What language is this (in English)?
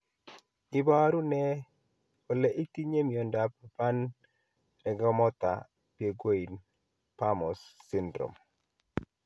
Kalenjin